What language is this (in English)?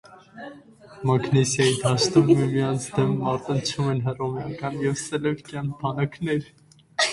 Armenian